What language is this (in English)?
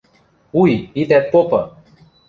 Western Mari